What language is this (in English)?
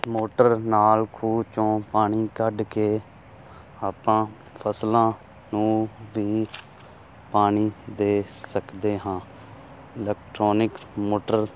Punjabi